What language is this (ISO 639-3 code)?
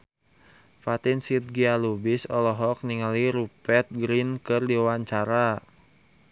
sun